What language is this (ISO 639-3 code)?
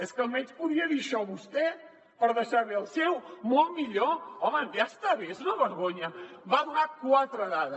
cat